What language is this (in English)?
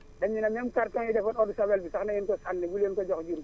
Wolof